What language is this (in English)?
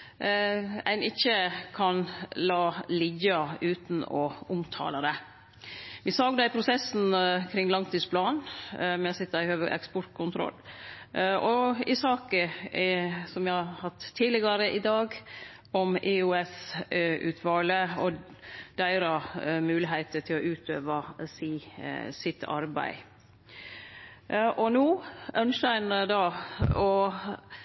Norwegian Nynorsk